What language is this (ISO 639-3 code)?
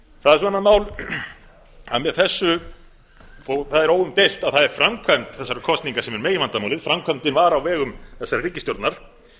isl